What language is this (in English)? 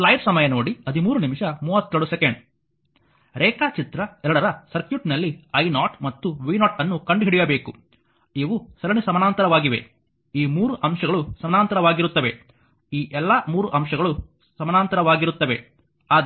Kannada